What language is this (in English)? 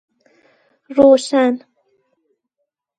Persian